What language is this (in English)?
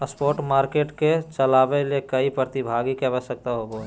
Magahi